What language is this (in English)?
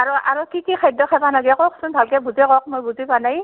Assamese